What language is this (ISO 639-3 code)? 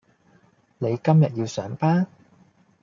yue